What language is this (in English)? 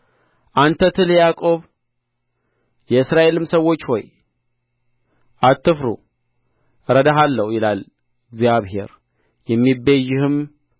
Amharic